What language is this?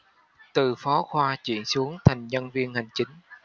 Vietnamese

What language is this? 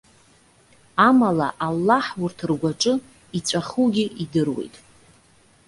Abkhazian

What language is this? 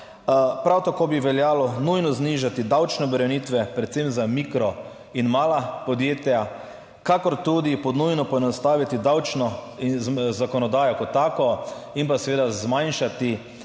Slovenian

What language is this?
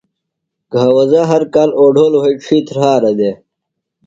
Phalura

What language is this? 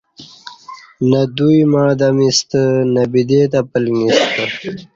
Kati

